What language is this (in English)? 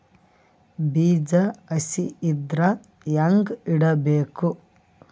Kannada